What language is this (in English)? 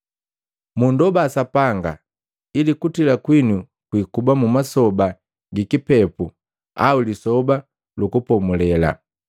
Matengo